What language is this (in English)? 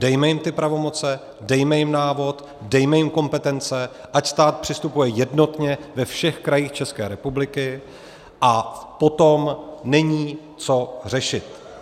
Czech